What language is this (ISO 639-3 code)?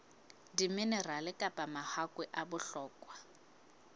sot